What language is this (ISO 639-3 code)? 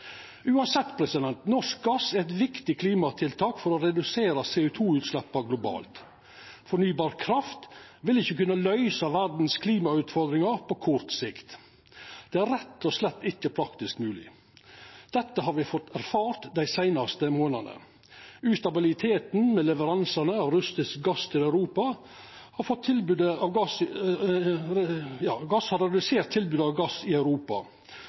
nno